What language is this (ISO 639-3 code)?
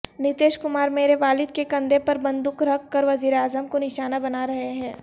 urd